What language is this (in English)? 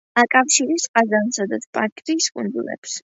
Georgian